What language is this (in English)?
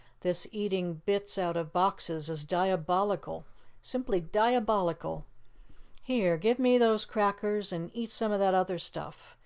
English